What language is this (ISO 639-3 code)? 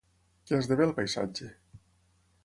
cat